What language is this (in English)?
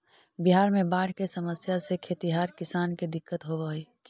Magahi